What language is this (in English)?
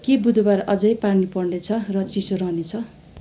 Nepali